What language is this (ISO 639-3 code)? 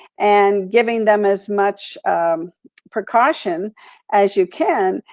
eng